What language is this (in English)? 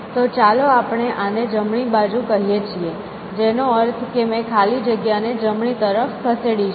Gujarati